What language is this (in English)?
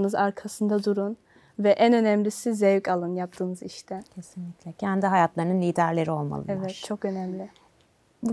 Turkish